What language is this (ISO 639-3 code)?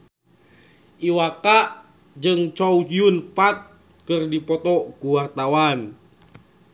sun